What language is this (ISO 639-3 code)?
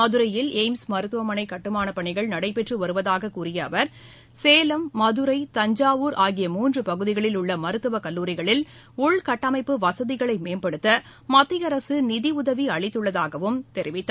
tam